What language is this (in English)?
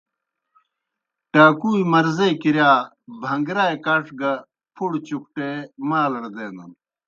Kohistani Shina